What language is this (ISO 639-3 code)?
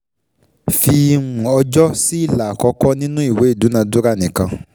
yor